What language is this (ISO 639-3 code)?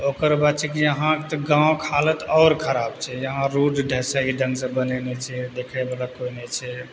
mai